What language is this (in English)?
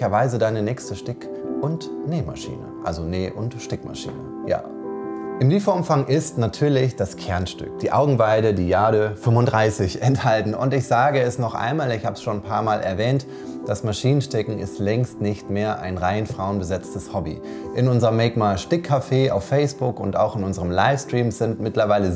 German